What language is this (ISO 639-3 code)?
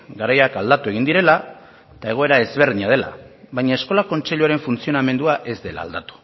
eus